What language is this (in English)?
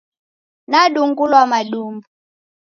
Taita